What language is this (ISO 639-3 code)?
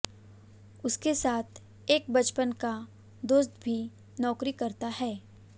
hin